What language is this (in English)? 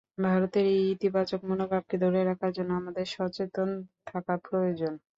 Bangla